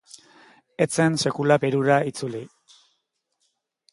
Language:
Basque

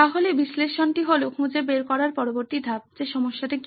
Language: Bangla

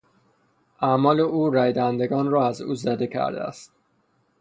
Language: Persian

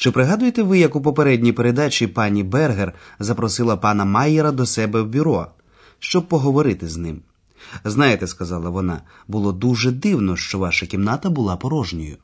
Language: Ukrainian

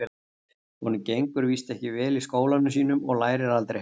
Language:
Icelandic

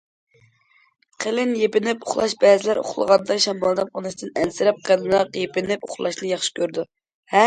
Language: Uyghur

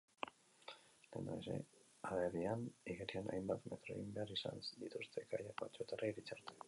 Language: Basque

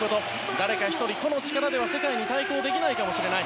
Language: Japanese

